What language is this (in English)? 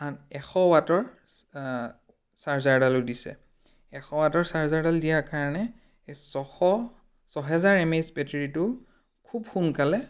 Assamese